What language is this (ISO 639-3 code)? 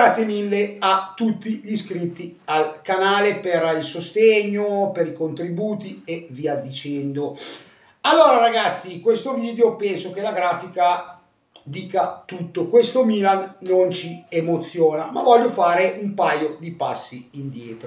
ita